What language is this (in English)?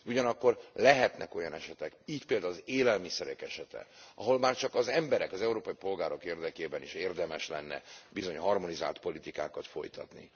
Hungarian